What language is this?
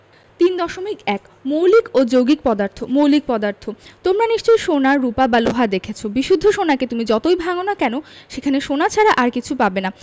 Bangla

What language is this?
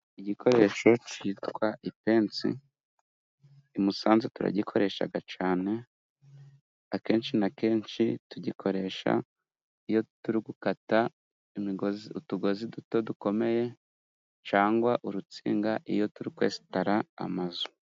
Kinyarwanda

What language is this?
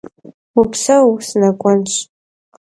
Kabardian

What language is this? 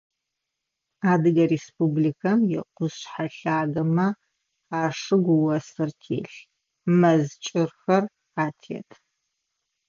Adyghe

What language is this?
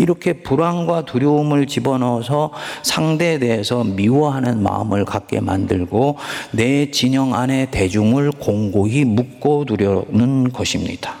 Korean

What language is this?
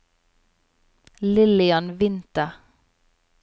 Norwegian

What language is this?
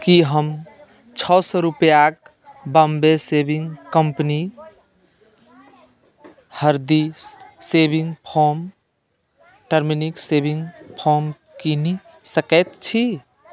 Maithili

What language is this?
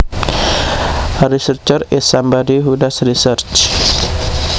Javanese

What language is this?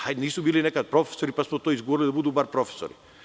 Serbian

